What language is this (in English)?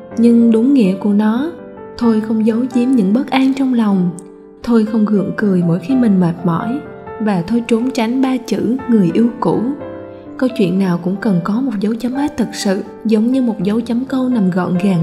Vietnamese